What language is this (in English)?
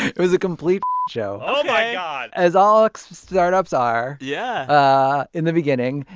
English